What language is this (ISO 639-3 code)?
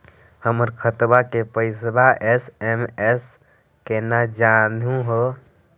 mag